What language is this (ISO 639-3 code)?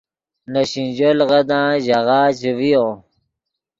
ydg